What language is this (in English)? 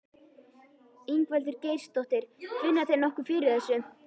Icelandic